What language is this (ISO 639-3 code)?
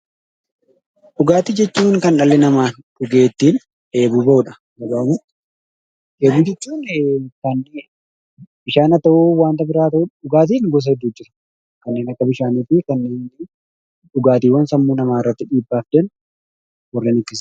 orm